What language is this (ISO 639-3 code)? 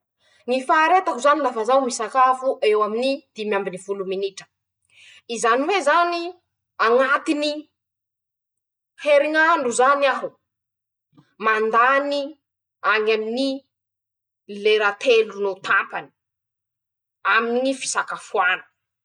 msh